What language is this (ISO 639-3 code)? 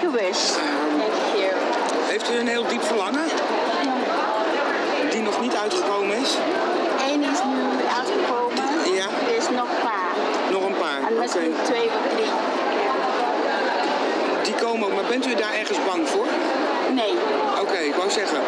nld